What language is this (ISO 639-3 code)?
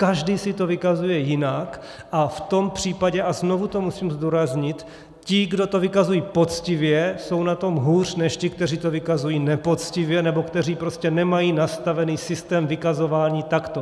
ces